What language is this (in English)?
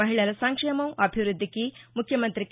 Telugu